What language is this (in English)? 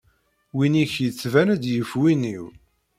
Kabyle